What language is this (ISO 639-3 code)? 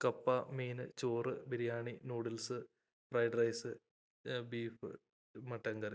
mal